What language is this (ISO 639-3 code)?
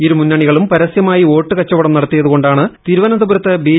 mal